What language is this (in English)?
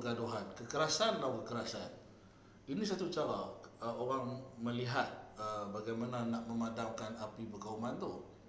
Malay